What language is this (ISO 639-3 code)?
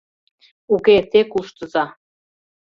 chm